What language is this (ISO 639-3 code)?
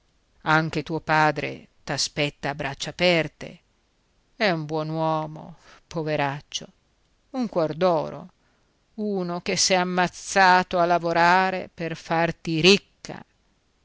ita